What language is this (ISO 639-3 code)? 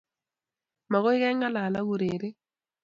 kln